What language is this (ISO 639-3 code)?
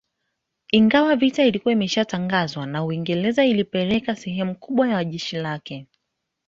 swa